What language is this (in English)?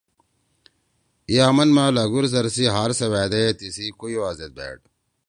Torwali